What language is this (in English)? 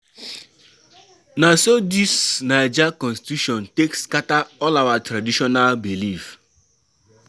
Nigerian Pidgin